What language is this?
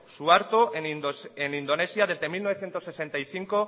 Spanish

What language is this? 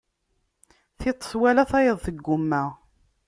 Kabyle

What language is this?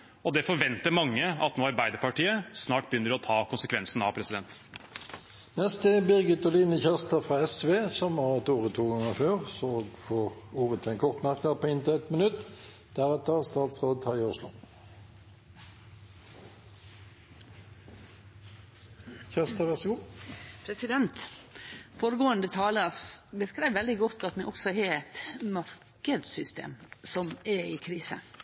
Norwegian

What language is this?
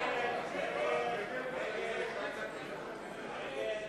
Hebrew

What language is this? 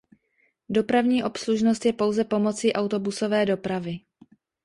Czech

